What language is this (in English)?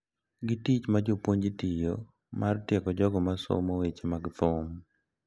Luo (Kenya and Tanzania)